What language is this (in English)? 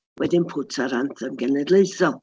Welsh